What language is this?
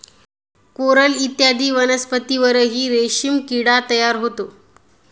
Marathi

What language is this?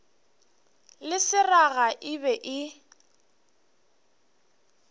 Northern Sotho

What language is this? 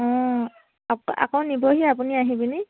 Assamese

